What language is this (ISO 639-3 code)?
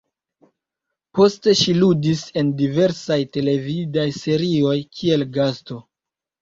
epo